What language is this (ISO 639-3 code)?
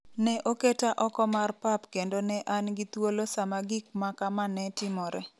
luo